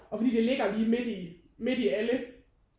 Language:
Danish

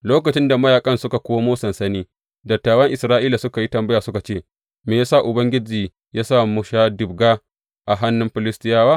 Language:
Hausa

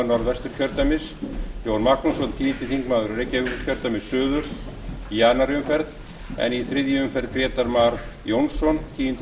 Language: Icelandic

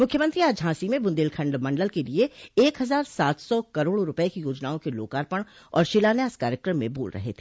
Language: Hindi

